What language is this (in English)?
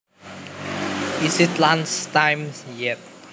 Javanese